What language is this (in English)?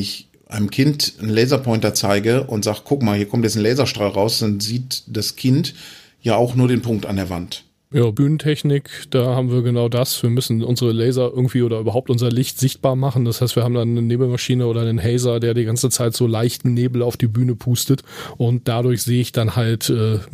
German